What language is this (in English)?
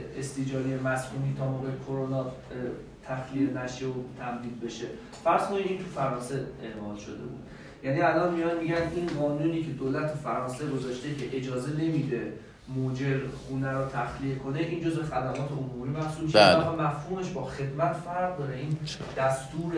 Persian